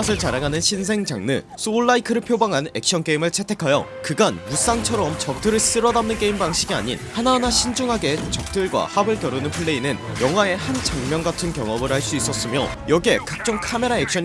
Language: Korean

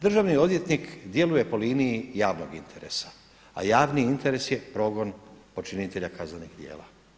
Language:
Croatian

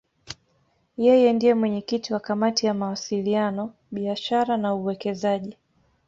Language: Swahili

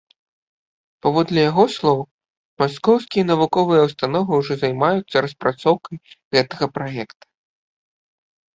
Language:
Belarusian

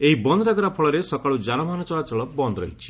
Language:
Odia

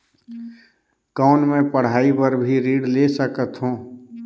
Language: Chhattisgarhi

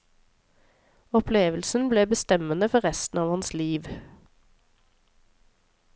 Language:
Norwegian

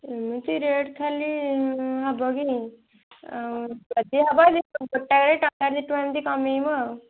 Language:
Odia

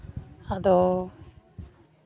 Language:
Santali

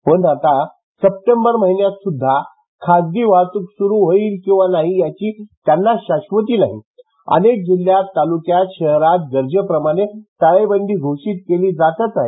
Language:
Marathi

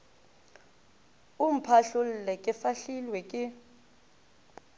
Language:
Northern Sotho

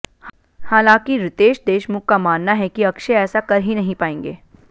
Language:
Hindi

